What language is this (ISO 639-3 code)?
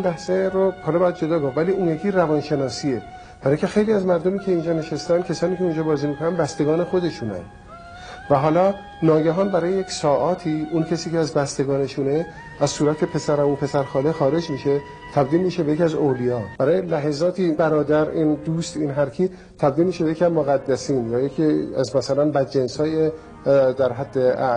fas